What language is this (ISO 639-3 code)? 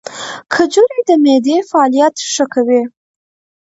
pus